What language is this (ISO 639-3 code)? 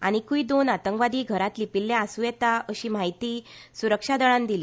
kok